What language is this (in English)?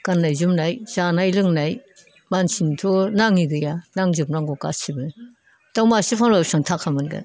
Bodo